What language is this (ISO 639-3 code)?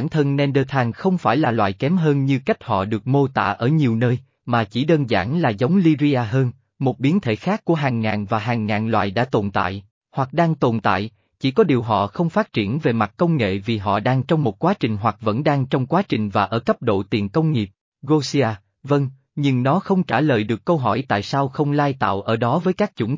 vie